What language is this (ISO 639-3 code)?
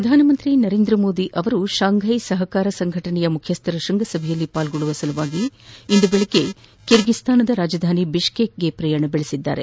kan